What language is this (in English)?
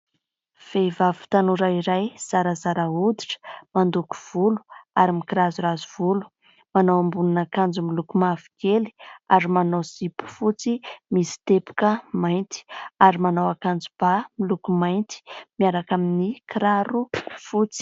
Malagasy